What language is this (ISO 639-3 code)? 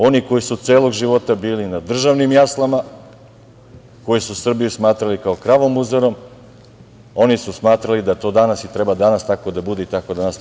srp